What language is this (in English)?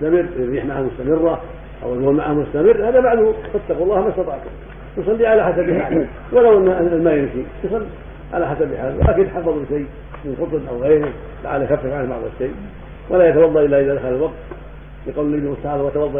Arabic